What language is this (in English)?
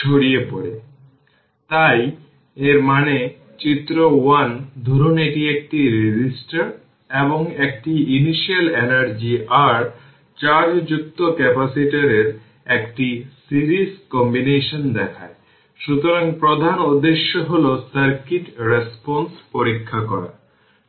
Bangla